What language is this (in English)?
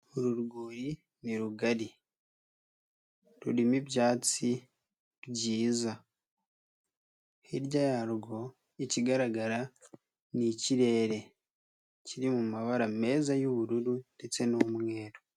Kinyarwanda